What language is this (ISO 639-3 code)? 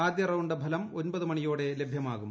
mal